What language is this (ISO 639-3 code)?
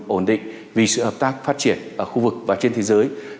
vie